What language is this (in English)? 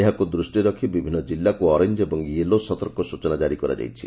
Odia